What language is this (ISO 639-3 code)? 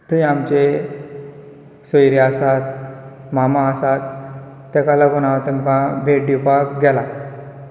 kok